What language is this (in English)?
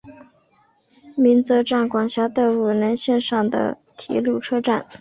Chinese